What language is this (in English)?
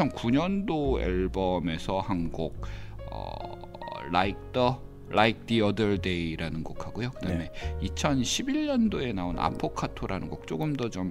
Korean